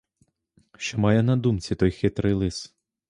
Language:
Ukrainian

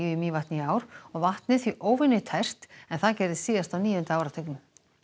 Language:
Icelandic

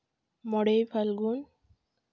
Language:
Santali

